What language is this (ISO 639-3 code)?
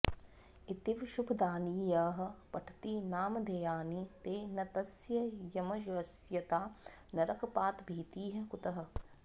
san